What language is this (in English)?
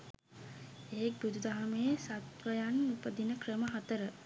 Sinhala